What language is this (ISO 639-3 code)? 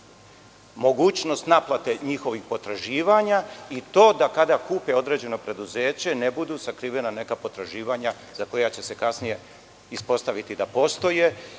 srp